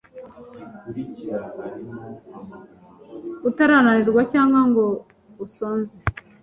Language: Kinyarwanda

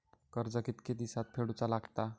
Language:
Marathi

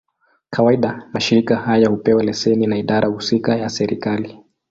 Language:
Swahili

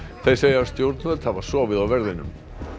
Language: Icelandic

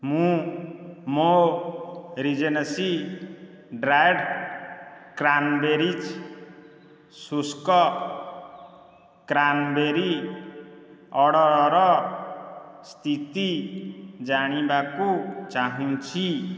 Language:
Odia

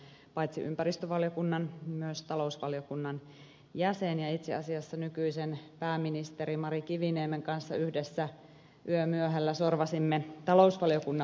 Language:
Finnish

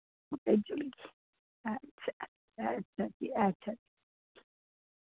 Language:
Dogri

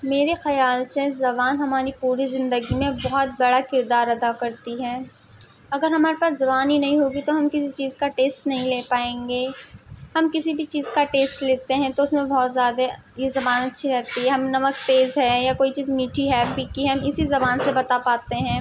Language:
Urdu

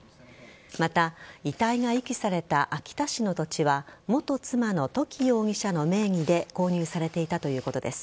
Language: Japanese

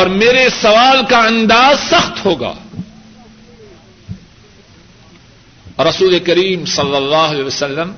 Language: Urdu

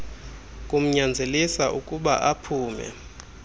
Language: Xhosa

